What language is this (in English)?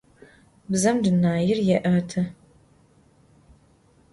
Adyghe